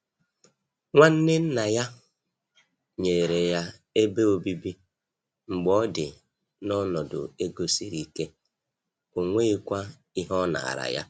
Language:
Igbo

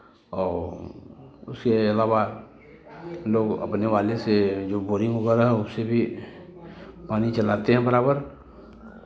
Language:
Hindi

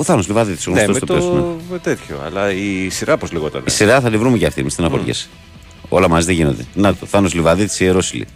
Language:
Greek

